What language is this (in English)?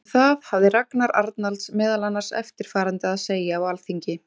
Icelandic